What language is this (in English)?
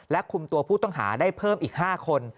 Thai